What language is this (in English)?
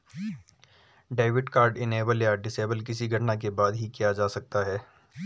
Hindi